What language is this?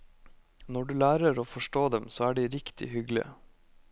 Norwegian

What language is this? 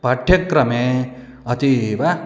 Sanskrit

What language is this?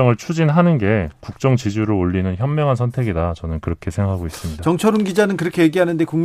Korean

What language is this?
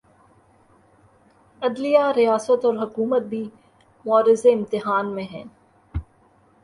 Urdu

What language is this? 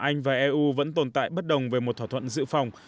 Vietnamese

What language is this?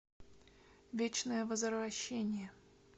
Russian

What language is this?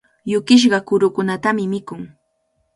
Cajatambo North Lima Quechua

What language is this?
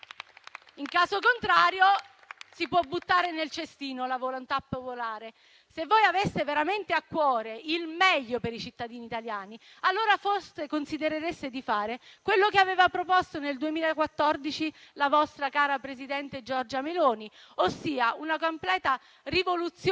Italian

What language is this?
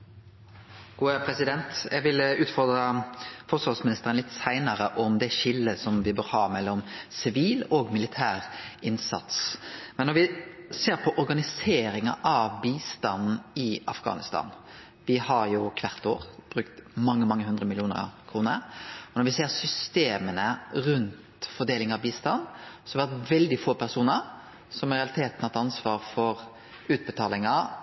Norwegian Nynorsk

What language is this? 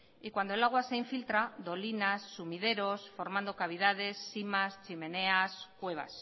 Spanish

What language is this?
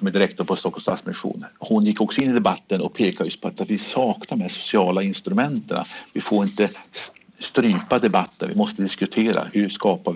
Swedish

